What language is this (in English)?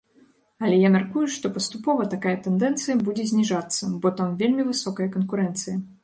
Belarusian